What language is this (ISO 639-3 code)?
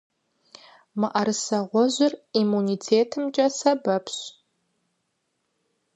kbd